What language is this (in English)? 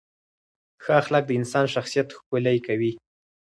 Pashto